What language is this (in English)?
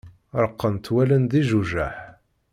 Kabyle